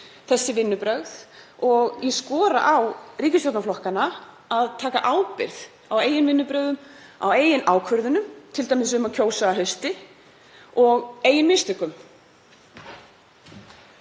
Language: Icelandic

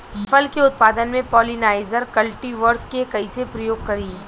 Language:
Bhojpuri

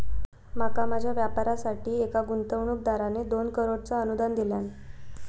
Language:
Marathi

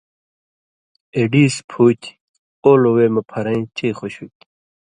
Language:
Indus Kohistani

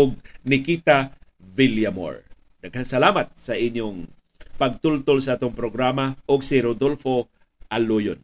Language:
Filipino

